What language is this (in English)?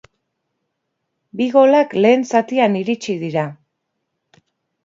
Basque